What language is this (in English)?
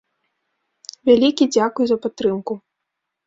Belarusian